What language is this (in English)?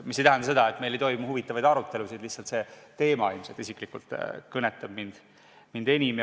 Estonian